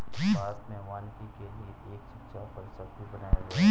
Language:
Hindi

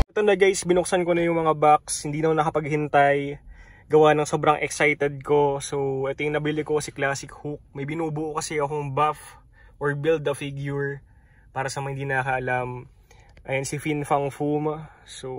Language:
Filipino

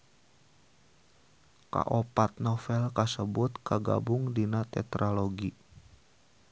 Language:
Sundanese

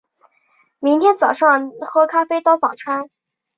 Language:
Chinese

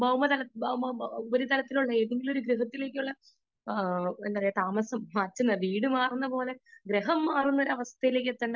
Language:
Malayalam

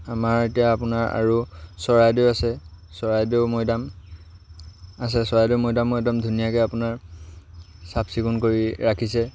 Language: Assamese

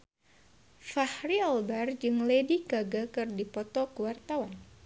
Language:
Sundanese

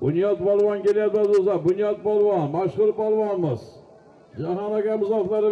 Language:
Turkish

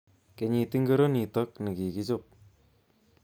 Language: Kalenjin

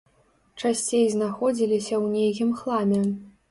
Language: Belarusian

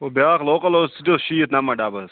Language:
Kashmiri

